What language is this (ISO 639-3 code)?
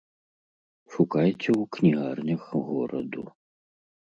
bel